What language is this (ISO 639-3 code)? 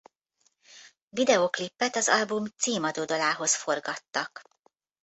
hun